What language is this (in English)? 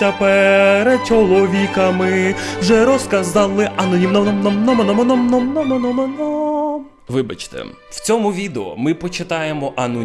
Ukrainian